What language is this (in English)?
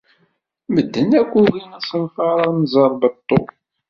Kabyle